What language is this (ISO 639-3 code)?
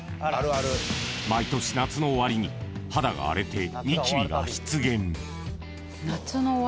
jpn